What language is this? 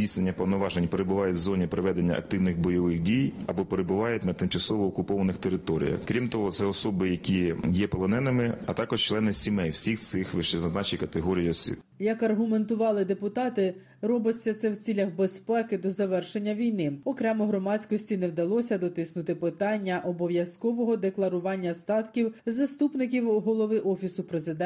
Ukrainian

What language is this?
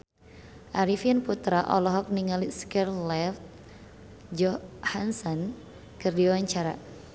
Sundanese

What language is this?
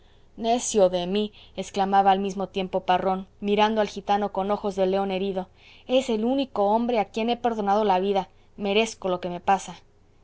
Spanish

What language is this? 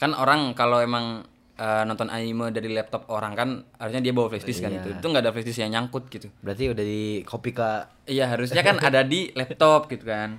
Indonesian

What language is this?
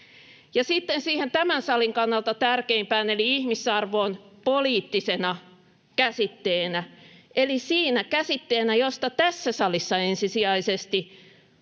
Finnish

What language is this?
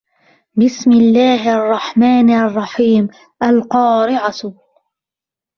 Arabic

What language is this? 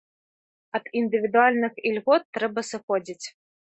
Belarusian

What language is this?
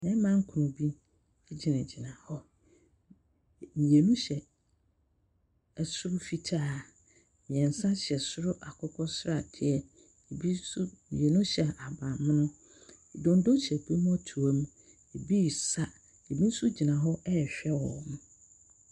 Akan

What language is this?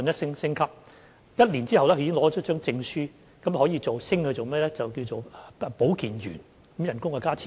Cantonese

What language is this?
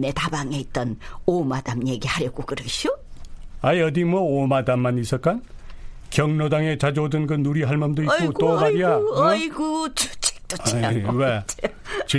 Korean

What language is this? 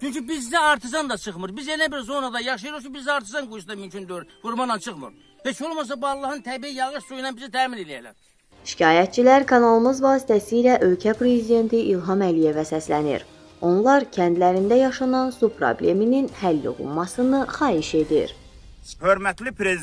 Turkish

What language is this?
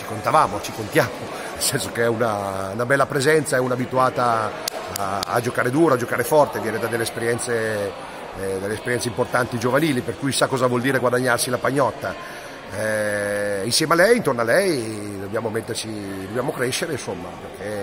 Italian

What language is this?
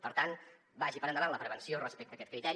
Catalan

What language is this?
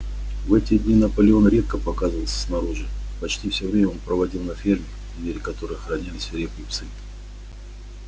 Russian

